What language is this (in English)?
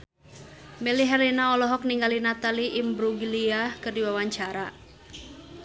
Sundanese